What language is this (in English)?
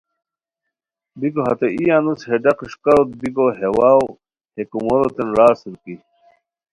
Khowar